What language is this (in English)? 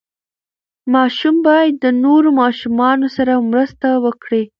Pashto